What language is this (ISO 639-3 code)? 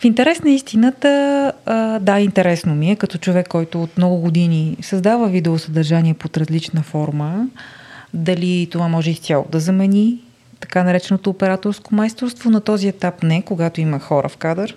bul